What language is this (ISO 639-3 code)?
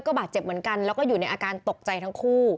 tha